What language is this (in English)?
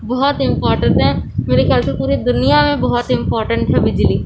Urdu